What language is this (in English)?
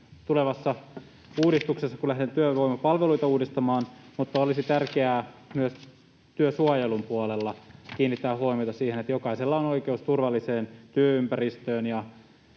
Finnish